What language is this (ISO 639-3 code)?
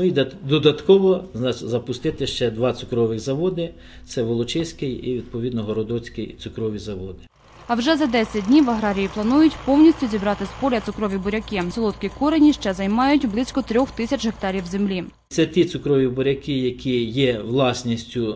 ukr